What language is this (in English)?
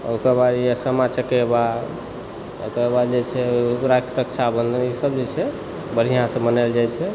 Maithili